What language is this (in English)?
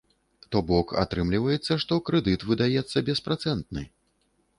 Belarusian